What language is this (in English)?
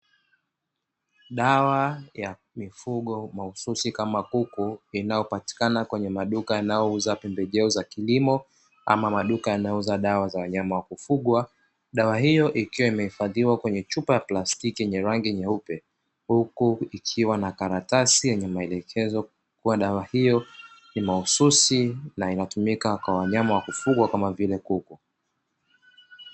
Swahili